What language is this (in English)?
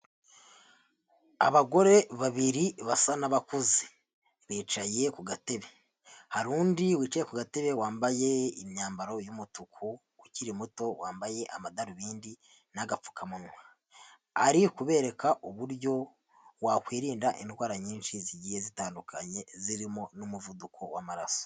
Kinyarwanda